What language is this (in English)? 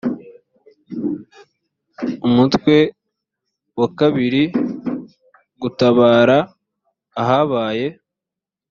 Kinyarwanda